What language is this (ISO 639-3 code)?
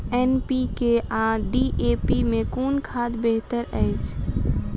mai